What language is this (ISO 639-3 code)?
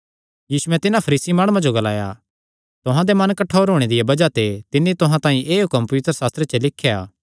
xnr